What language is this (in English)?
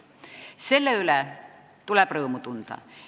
Estonian